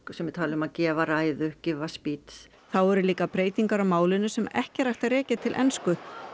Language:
Icelandic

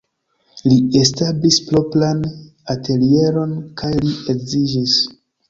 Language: Esperanto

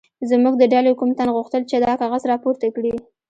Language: Pashto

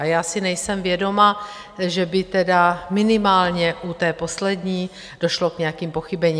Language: Czech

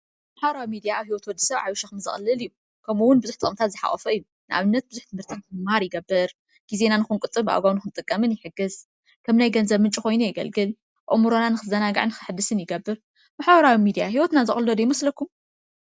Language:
Tigrinya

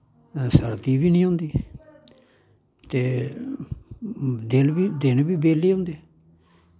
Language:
Dogri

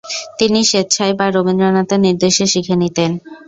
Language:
Bangla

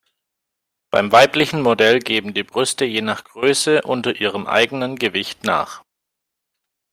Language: German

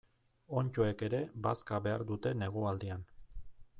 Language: Basque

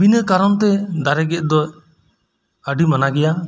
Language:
Santali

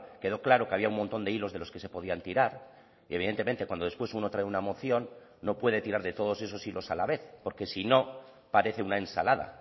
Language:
Spanish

